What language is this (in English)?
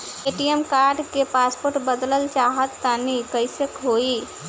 Bhojpuri